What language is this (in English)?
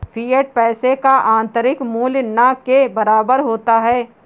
Hindi